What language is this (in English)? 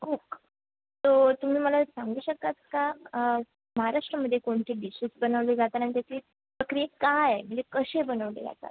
Marathi